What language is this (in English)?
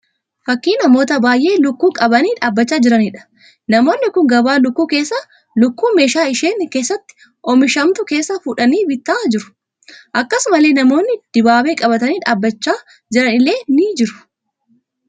Oromo